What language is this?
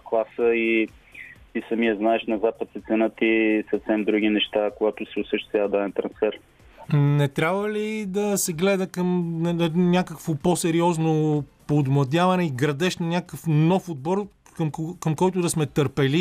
Bulgarian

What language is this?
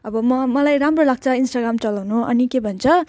Nepali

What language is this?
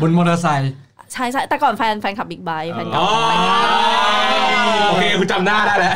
Thai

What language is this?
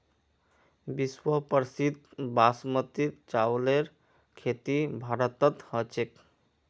Magahi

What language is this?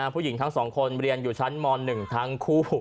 Thai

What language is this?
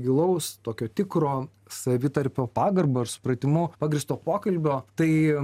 Lithuanian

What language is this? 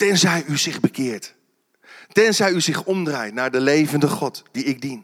Dutch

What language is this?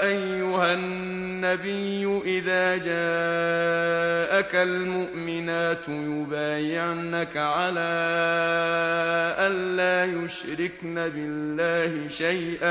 Arabic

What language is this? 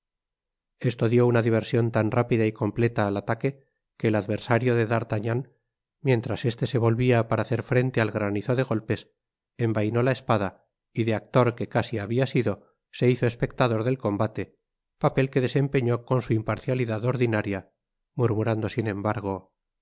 Spanish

